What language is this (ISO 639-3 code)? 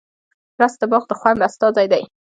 pus